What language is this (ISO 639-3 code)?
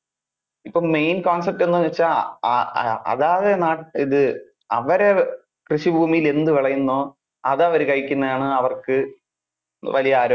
mal